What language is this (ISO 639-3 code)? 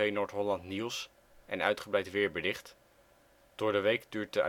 nld